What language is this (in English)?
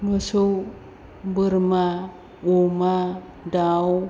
Bodo